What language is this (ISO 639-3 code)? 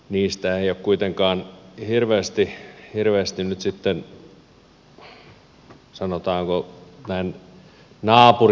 fin